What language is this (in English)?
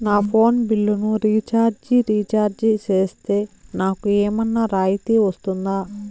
Telugu